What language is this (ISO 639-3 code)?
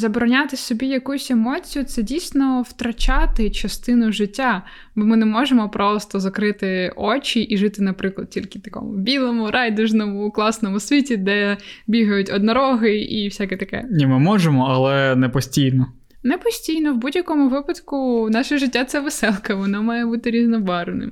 ukr